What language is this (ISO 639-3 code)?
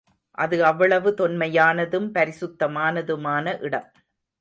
tam